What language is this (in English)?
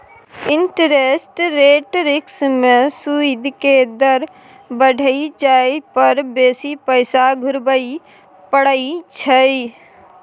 Maithili